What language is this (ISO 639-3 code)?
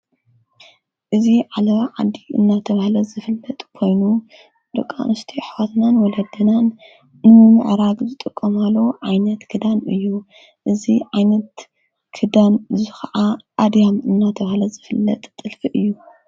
tir